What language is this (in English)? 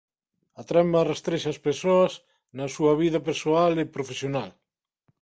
Galician